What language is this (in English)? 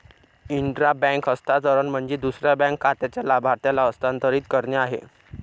Marathi